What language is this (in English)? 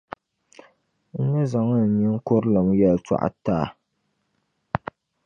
Dagbani